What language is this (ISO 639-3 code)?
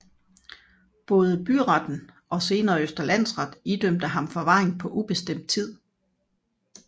dan